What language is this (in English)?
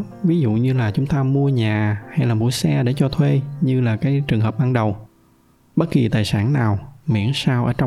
Vietnamese